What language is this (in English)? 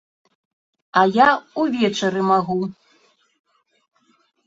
Belarusian